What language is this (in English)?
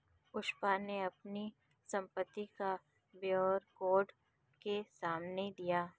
Hindi